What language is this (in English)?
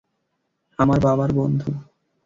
Bangla